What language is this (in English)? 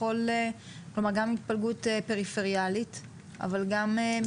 Hebrew